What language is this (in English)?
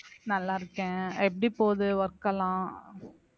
Tamil